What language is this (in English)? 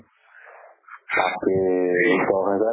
Assamese